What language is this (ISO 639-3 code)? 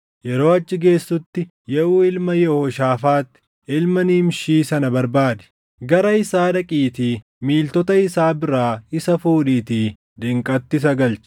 orm